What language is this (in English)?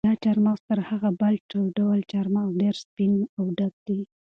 Pashto